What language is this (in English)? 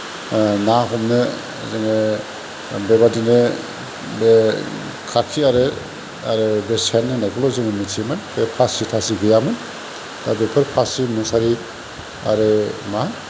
Bodo